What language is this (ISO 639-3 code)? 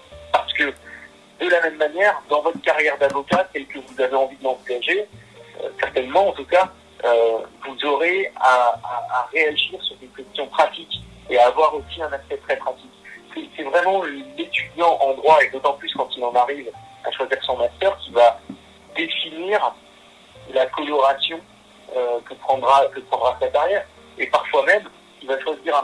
fra